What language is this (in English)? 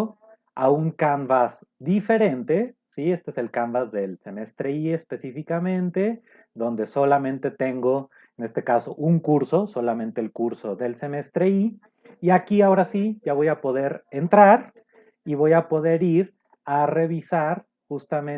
Spanish